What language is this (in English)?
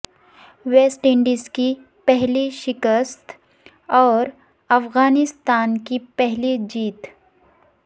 Urdu